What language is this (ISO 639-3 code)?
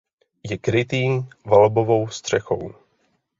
ces